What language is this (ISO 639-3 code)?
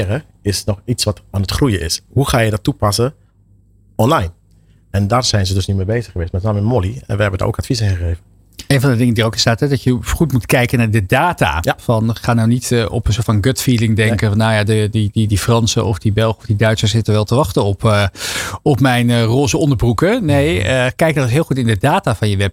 nld